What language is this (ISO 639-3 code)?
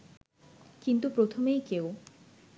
ben